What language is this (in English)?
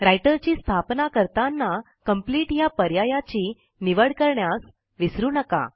Marathi